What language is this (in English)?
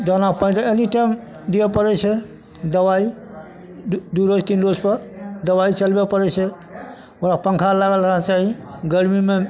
Maithili